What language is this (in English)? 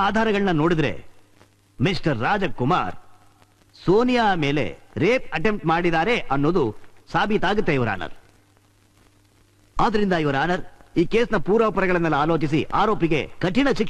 Kannada